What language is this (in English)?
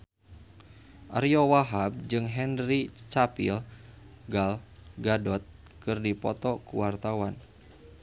Sundanese